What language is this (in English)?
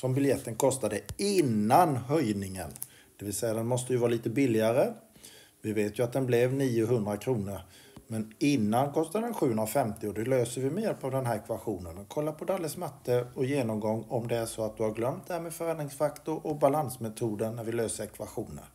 Swedish